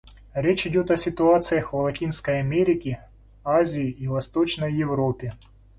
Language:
Russian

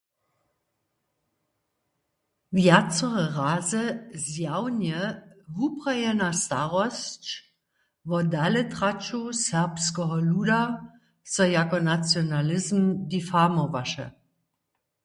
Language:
Upper Sorbian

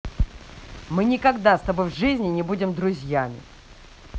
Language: Russian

